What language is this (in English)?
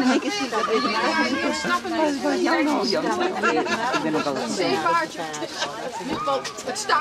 Dutch